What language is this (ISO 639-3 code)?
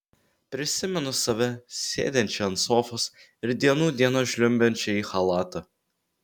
lit